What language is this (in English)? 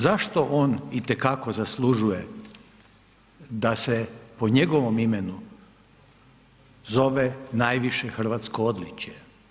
Croatian